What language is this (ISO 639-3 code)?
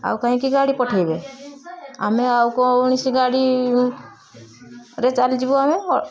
ori